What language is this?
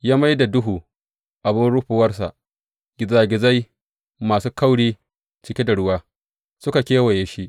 Hausa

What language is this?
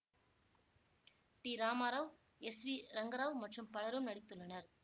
Tamil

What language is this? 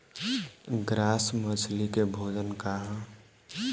Bhojpuri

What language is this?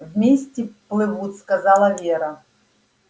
Russian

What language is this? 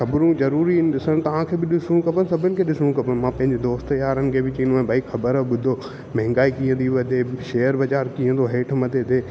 Sindhi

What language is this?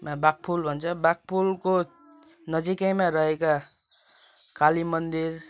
Nepali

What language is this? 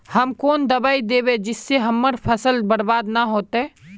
Magahi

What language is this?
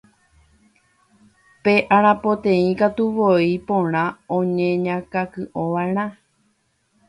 Guarani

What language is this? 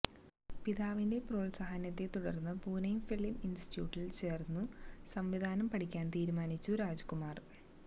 Malayalam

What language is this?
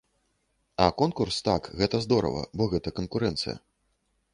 Belarusian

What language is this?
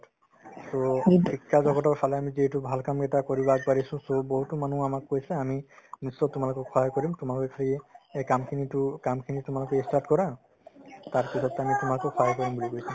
Assamese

